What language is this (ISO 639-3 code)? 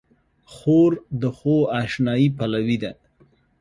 pus